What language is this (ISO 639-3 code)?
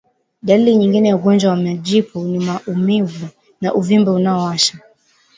swa